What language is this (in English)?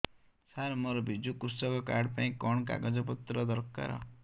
Odia